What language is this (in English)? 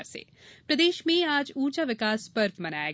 Hindi